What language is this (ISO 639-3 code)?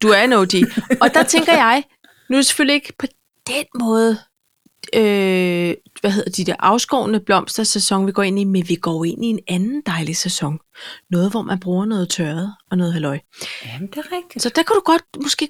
dan